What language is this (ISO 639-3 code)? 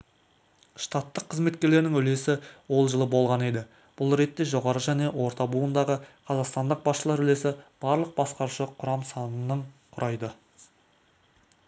kaz